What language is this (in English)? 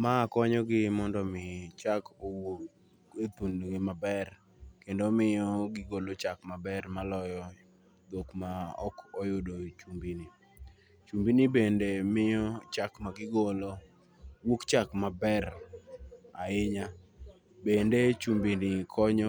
Luo (Kenya and Tanzania)